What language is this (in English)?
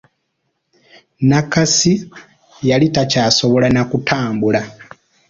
Ganda